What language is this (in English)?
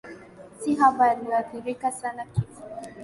Swahili